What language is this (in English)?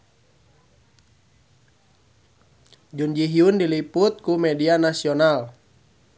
Sundanese